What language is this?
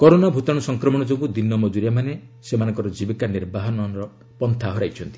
Odia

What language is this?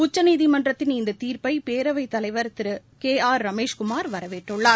Tamil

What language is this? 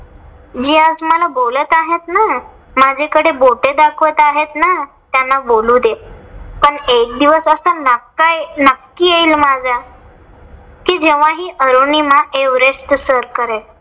Marathi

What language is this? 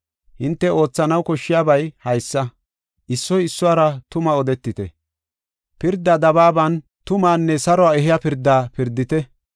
Gofa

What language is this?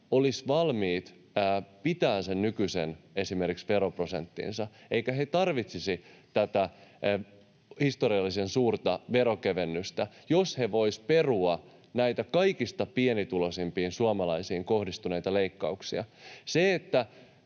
Finnish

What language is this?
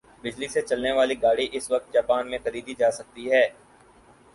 Urdu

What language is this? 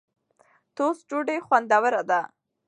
Pashto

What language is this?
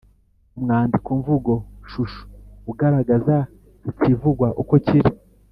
Kinyarwanda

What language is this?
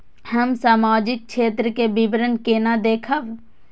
Maithili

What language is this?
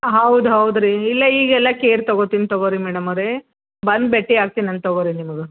Kannada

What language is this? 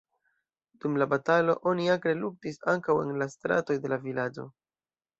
Esperanto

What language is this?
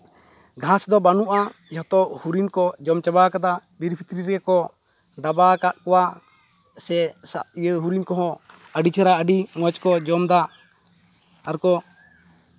Santali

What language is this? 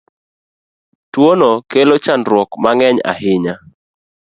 Luo (Kenya and Tanzania)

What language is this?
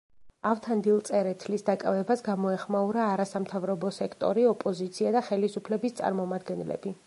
Georgian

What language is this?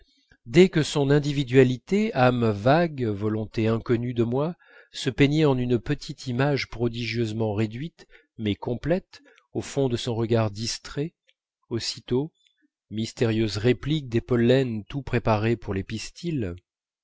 French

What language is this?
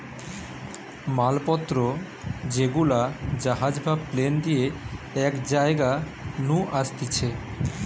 Bangla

